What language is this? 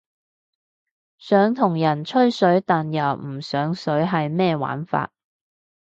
Cantonese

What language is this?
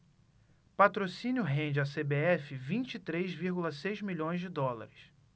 Portuguese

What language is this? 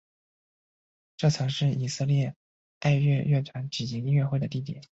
Chinese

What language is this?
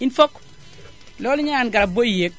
Wolof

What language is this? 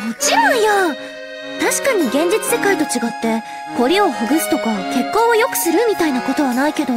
Japanese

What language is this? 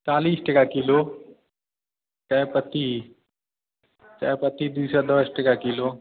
Maithili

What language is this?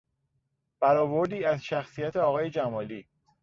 Persian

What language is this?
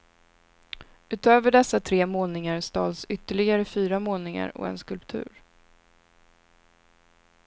Swedish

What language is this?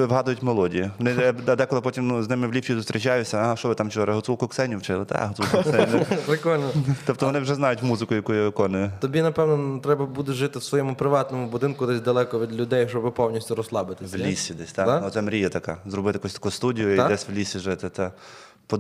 Ukrainian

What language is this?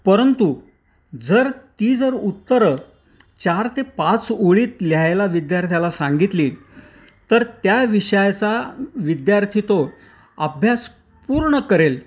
Marathi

